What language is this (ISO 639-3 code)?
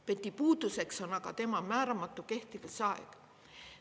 est